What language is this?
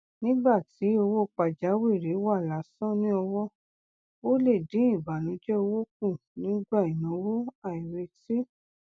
Yoruba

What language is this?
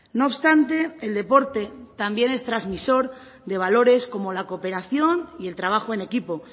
Spanish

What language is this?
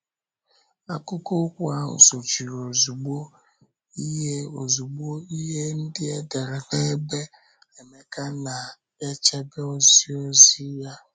Igbo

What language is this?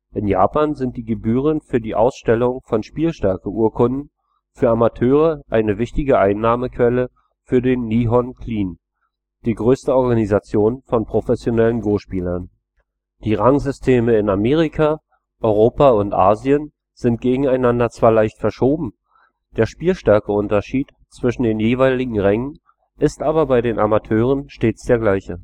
German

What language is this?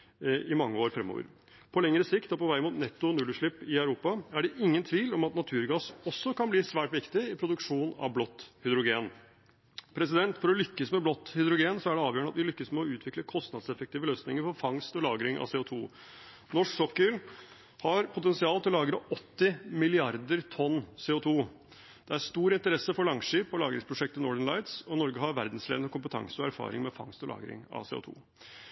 Norwegian Bokmål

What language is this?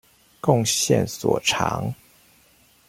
Chinese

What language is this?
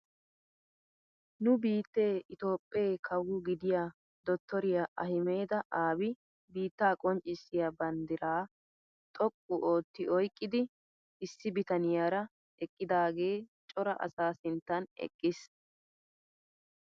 Wolaytta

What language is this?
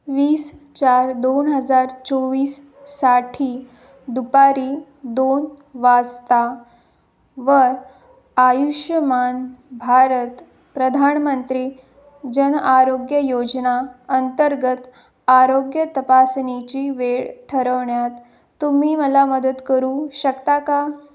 Marathi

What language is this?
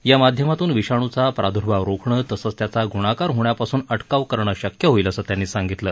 Marathi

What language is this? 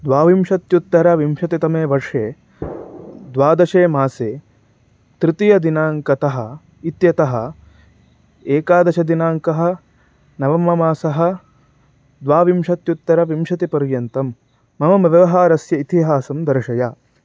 Sanskrit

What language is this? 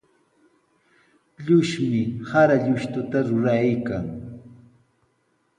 Sihuas Ancash Quechua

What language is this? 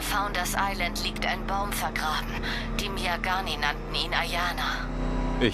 German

